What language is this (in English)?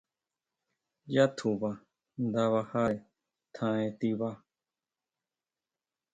Huautla Mazatec